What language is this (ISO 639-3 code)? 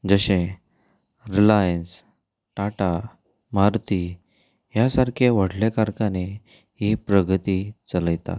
kok